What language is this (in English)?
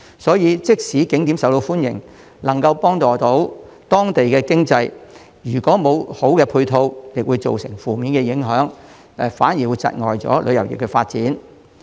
Cantonese